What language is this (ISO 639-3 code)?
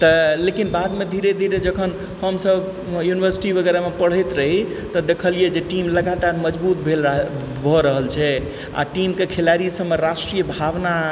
mai